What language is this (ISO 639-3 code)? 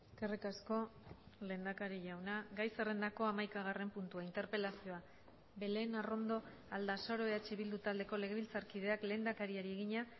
eus